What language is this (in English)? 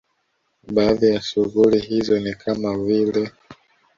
Swahili